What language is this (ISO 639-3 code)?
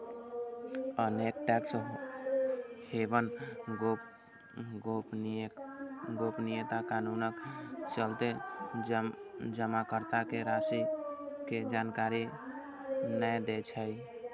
mai